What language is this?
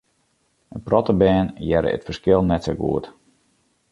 Western Frisian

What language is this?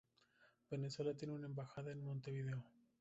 Spanish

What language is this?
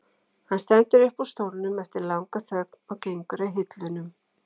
Icelandic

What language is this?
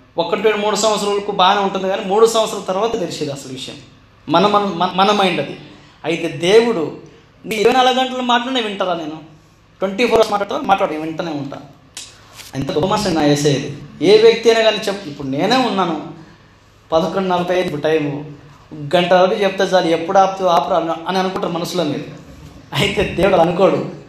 Telugu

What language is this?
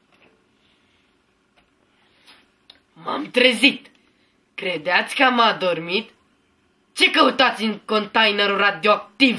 Romanian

